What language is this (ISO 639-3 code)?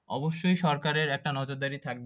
ben